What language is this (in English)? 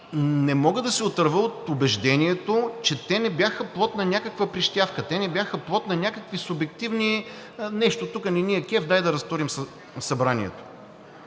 Bulgarian